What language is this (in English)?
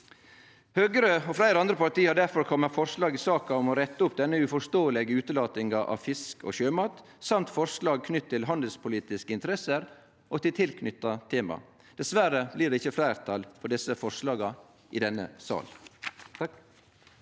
Norwegian